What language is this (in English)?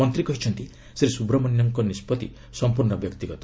Odia